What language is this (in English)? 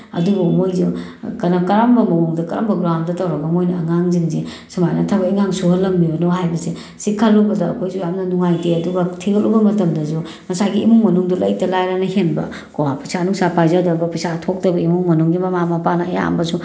Manipuri